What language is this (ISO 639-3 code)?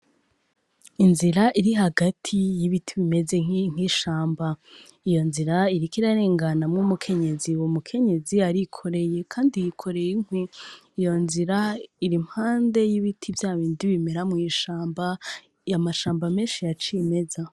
run